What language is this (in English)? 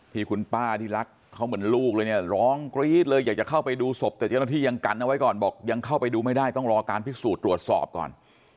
Thai